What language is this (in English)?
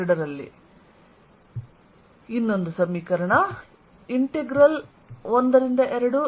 Kannada